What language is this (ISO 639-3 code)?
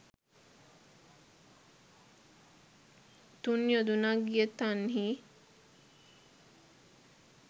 sin